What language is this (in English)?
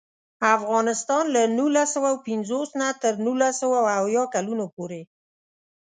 Pashto